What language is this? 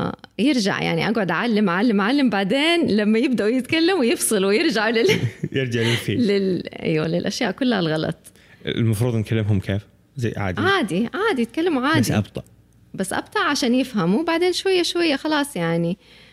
Arabic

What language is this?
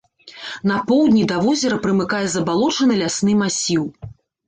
Belarusian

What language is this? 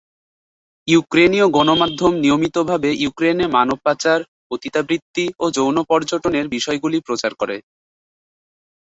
Bangla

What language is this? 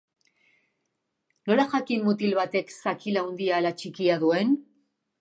Basque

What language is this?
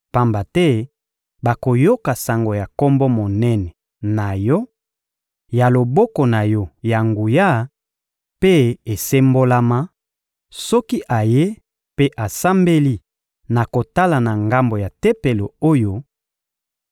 Lingala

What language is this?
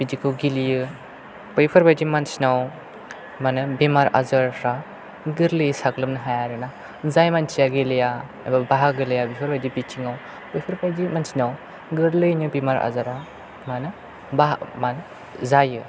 Bodo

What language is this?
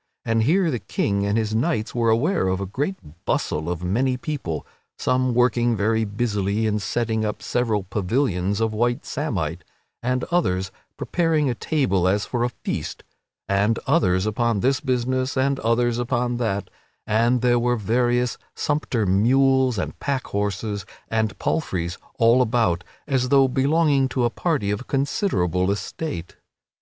English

